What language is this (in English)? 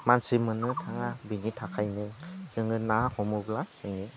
Bodo